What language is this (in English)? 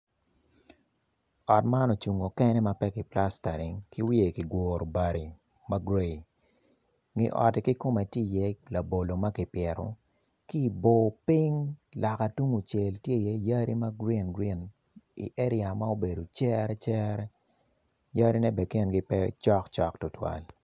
Acoli